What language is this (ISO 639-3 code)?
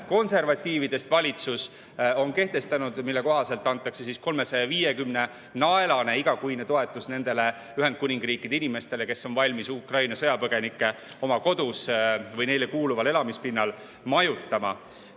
est